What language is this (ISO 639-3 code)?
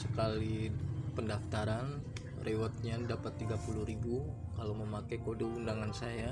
ind